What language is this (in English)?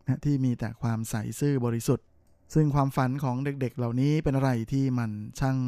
Thai